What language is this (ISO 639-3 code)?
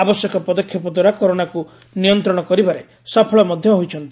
ori